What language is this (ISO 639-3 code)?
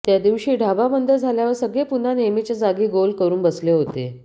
mar